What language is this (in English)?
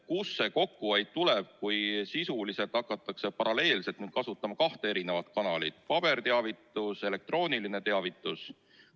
Estonian